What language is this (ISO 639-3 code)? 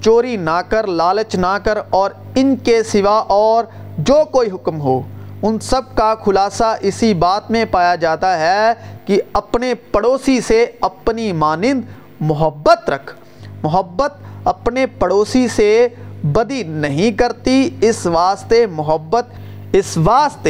urd